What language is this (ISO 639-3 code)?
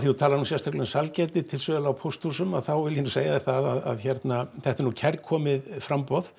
isl